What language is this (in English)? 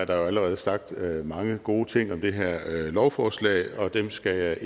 Danish